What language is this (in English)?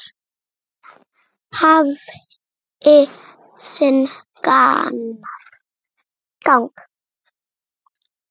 Icelandic